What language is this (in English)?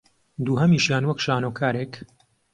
Central Kurdish